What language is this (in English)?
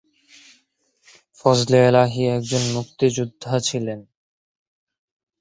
Bangla